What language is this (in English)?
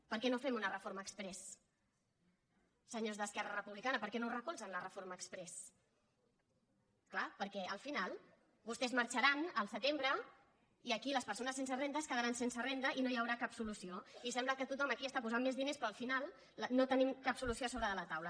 Catalan